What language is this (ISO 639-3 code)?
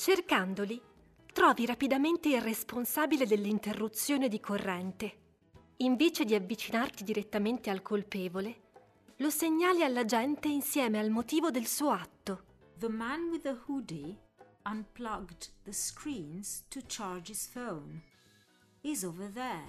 ita